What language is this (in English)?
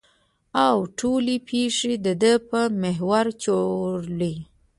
Pashto